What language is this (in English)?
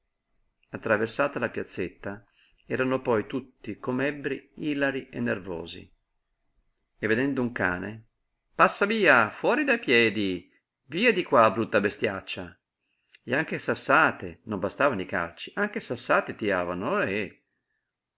Italian